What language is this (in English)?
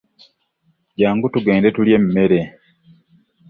Ganda